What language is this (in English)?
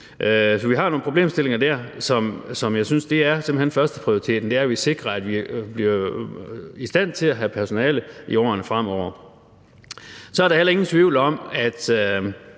Danish